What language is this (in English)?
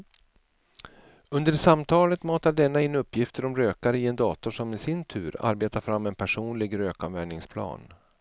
Swedish